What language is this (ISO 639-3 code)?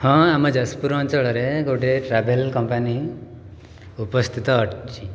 ori